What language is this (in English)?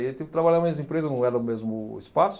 Portuguese